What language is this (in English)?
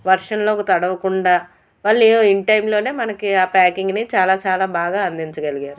Telugu